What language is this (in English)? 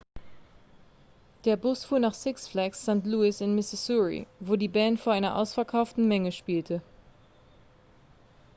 German